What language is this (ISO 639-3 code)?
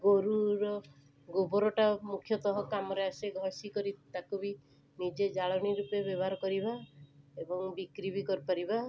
ori